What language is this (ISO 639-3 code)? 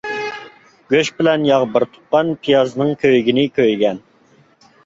uig